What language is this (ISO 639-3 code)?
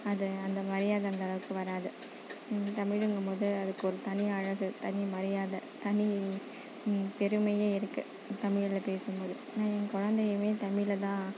tam